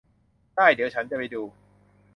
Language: Thai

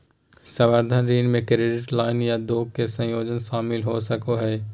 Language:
Magahi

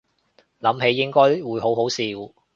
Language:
Cantonese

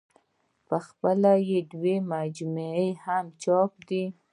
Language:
Pashto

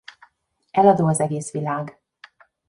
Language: Hungarian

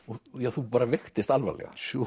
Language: Icelandic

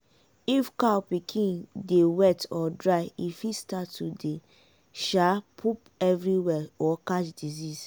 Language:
Nigerian Pidgin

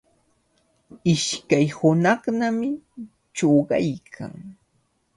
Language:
Cajatambo North Lima Quechua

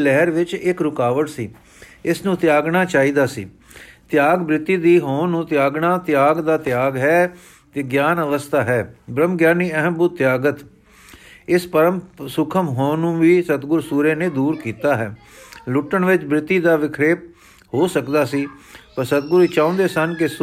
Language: Punjabi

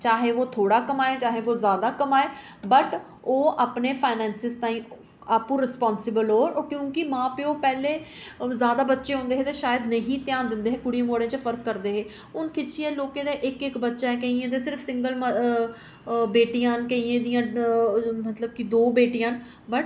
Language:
Dogri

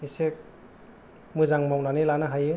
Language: Bodo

